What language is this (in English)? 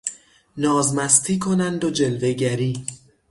Persian